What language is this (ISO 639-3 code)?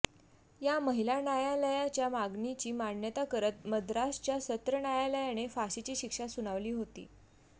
mar